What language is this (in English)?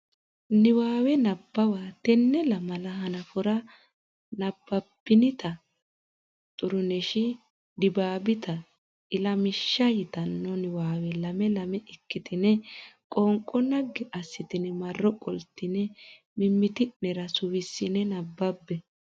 Sidamo